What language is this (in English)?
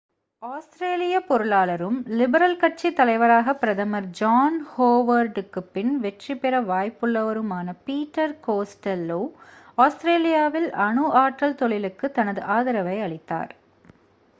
Tamil